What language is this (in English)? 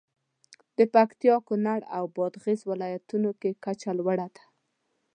Pashto